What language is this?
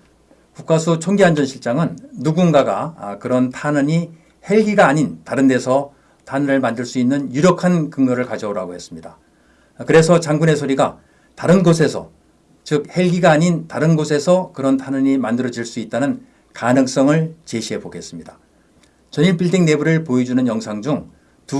Korean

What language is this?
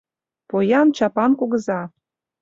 Mari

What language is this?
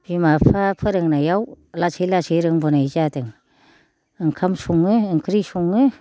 Bodo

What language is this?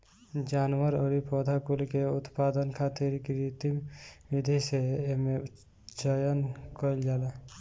Bhojpuri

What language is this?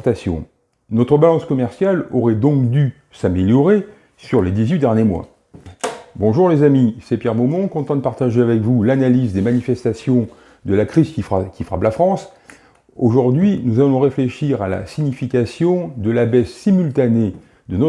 French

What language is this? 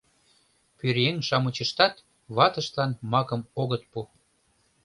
Mari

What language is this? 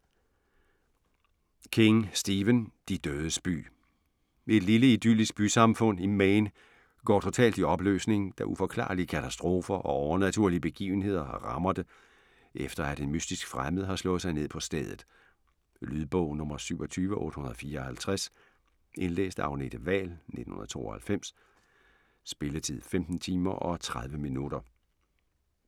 Danish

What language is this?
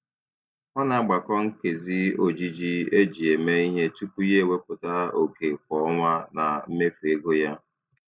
Igbo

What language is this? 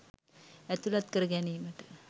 Sinhala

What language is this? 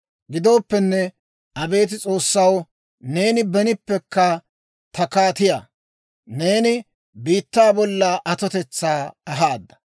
Dawro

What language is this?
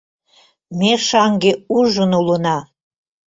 Mari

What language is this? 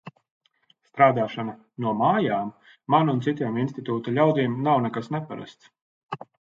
Latvian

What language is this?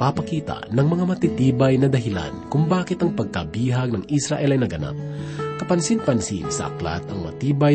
Filipino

